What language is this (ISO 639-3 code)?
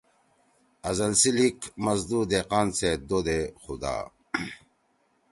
trw